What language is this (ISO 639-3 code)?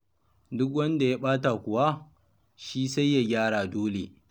hau